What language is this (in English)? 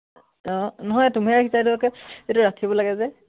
Assamese